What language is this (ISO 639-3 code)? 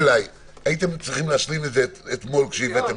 heb